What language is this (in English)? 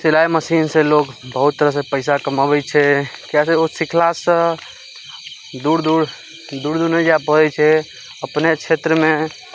Maithili